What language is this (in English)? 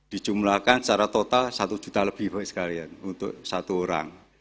Indonesian